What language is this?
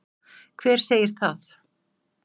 Icelandic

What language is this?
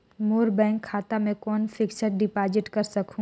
Chhattisgarhi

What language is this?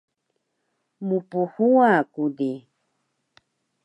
Taroko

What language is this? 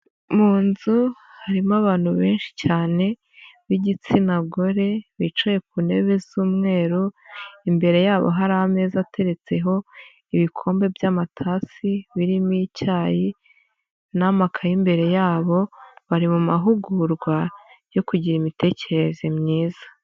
Kinyarwanda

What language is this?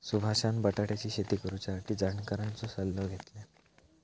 Marathi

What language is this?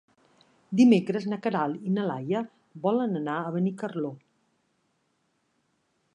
Catalan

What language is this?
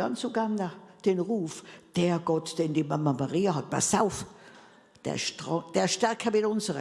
German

